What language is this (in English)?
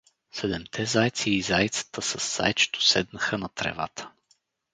Bulgarian